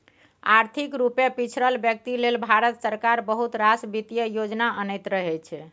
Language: Maithili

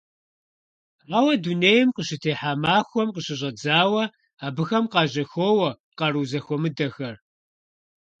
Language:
Kabardian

